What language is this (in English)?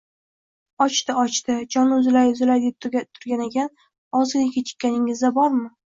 Uzbek